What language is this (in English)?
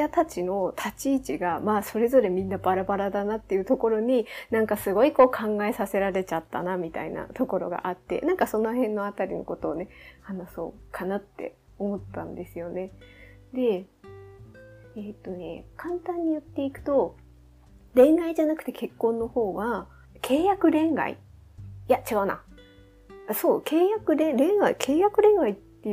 Japanese